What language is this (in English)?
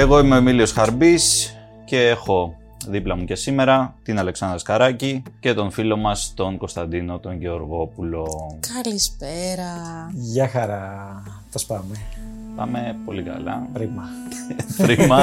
Greek